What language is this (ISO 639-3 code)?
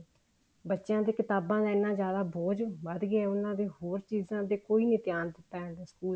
pan